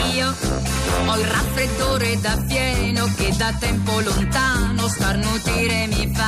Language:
Italian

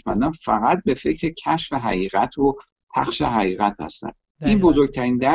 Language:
Persian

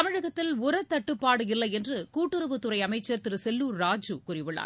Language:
Tamil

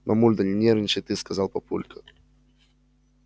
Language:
Russian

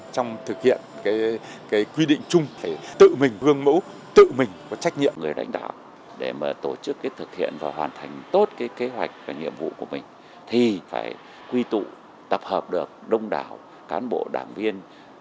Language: Vietnamese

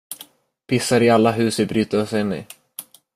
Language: Swedish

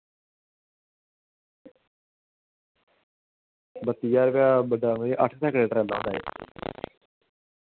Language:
Dogri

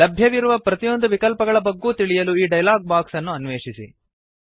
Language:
Kannada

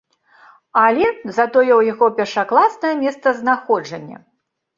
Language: Belarusian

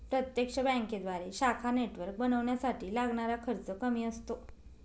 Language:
Marathi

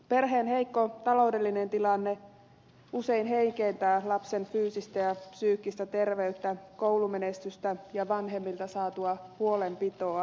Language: Finnish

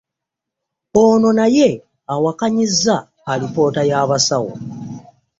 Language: Ganda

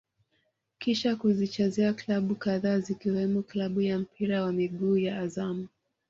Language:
Swahili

